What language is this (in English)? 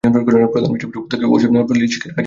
Bangla